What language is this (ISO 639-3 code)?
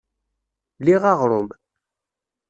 kab